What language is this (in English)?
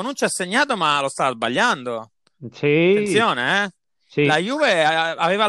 Italian